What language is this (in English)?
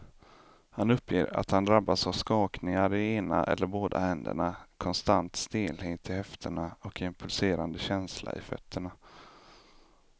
Swedish